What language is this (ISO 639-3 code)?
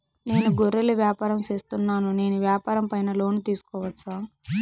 tel